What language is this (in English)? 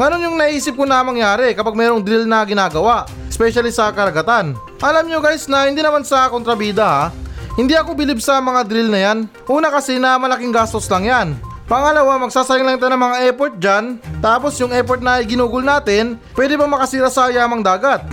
Filipino